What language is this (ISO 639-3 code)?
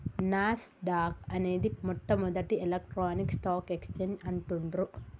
tel